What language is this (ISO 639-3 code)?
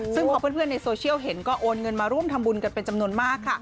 tha